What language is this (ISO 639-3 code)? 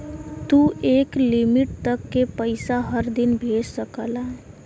bho